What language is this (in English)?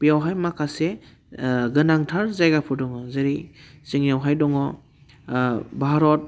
Bodo